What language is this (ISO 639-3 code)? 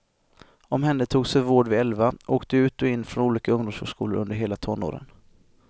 swe